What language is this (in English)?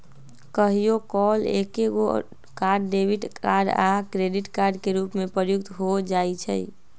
Magahi